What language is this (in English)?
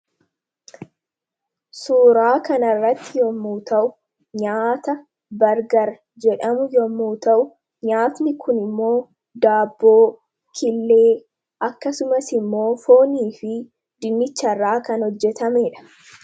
Oromo